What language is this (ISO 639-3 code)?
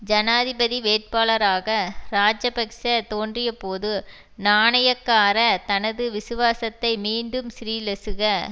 tam